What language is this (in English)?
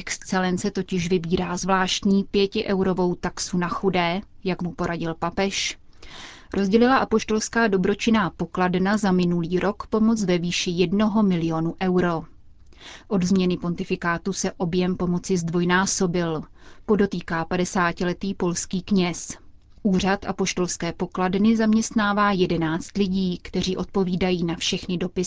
Czech